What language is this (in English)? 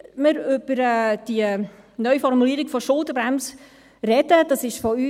Swiss German